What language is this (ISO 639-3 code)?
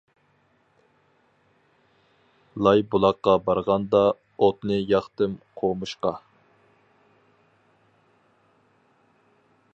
uig